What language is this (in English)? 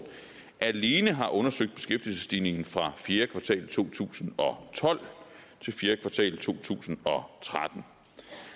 Danish